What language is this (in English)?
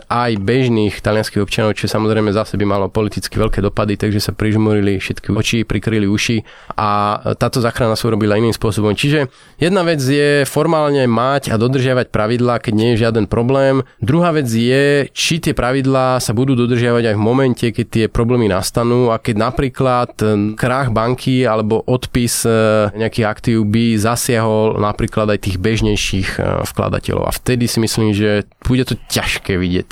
Slovak